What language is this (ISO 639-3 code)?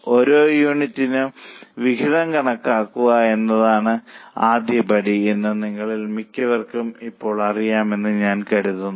mal